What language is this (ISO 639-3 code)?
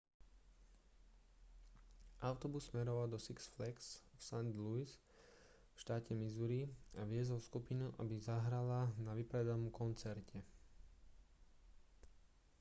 slk